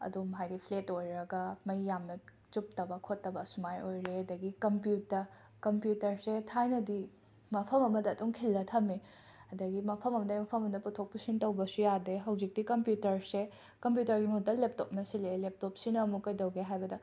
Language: Manipuri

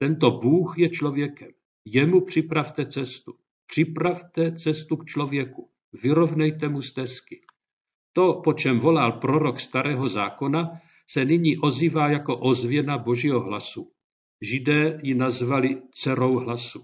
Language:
Czech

